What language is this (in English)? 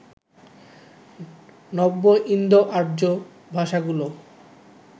Bangla